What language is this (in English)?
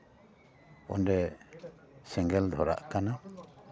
Santali